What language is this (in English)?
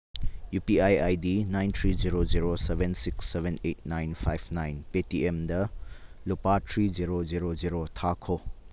Manipuri